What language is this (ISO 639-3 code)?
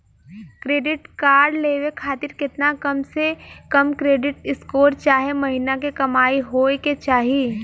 bho